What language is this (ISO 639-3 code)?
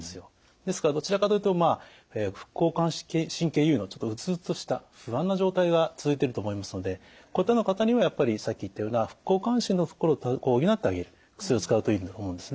jpn